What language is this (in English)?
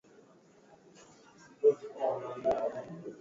Swahili